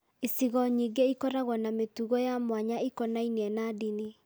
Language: Kikuyu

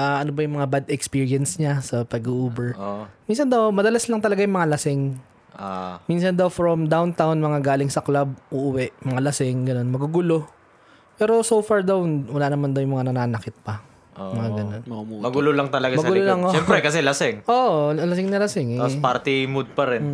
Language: Filipino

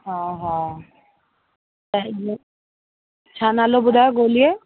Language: Sindhi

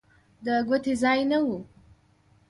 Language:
Pashto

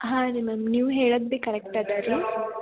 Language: Kannada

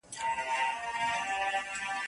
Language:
Pashto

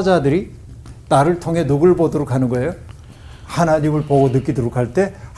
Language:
Korean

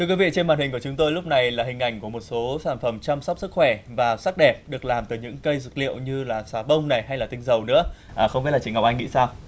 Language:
Vietnamese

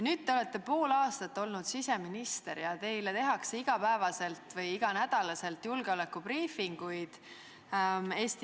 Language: Estonian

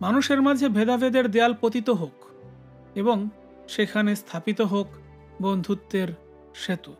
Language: Bangla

